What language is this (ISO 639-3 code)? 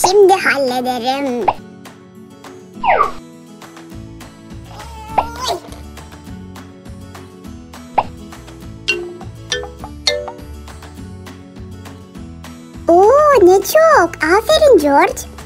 tur